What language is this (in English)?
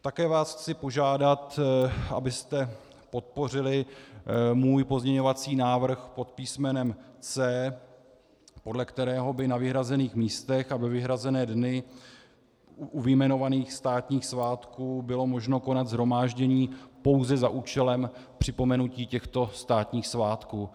Czech